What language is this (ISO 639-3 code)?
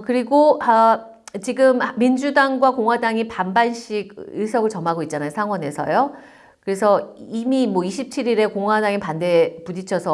kor